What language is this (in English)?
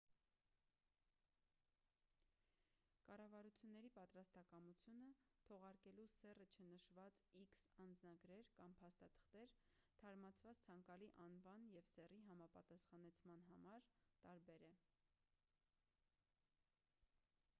Armenian